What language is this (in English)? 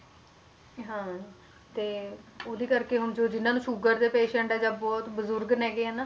Punjabi